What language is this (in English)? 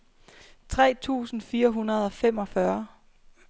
Danish